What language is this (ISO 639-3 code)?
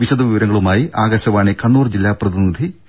mal